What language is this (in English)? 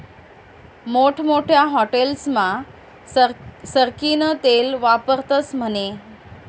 Marathi